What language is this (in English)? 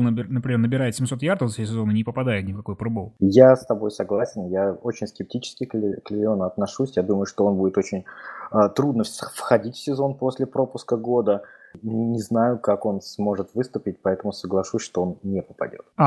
Russian